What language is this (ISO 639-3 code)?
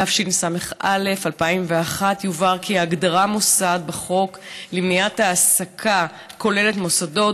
heb